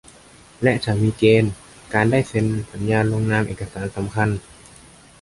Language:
Thai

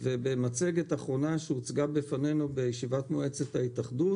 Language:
Hebrew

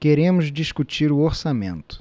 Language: Portuguese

